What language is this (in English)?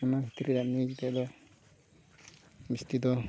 Santali